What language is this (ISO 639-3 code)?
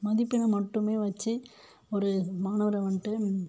tam